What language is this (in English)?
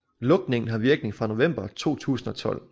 Danish